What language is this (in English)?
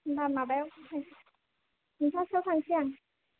Bodo